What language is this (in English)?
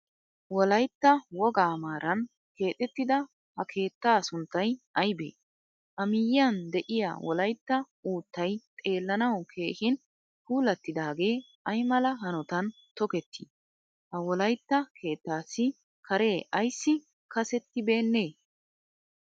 Wolaytta